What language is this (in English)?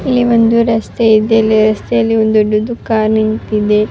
Kannada